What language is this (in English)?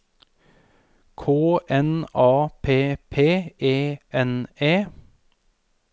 Norwegian